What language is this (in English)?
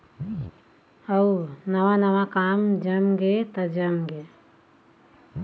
Chhattisgarhi